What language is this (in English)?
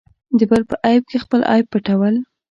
Pashto